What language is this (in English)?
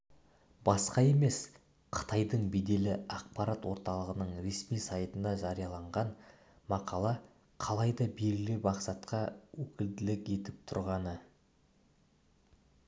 Kazakh